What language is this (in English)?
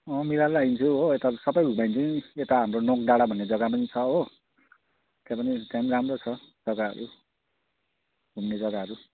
Nepali